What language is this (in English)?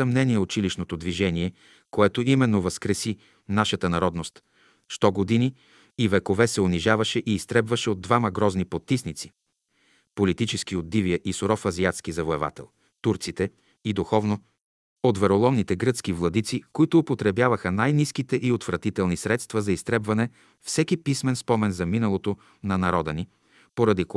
Bulgarian